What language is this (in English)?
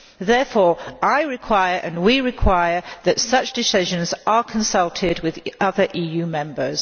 English